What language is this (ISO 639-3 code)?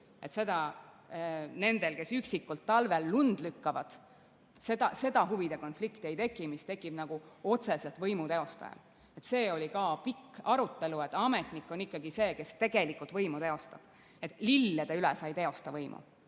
est